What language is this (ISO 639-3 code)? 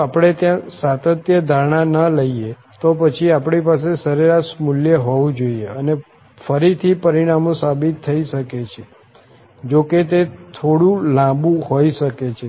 guj